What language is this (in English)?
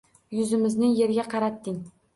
Uzbek